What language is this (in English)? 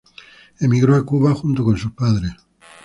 Spanish